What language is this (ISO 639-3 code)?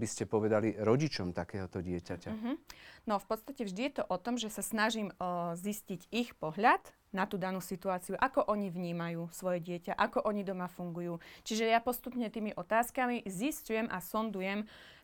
slk